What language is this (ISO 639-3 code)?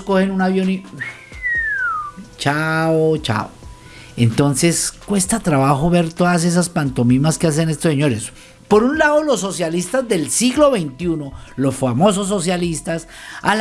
spa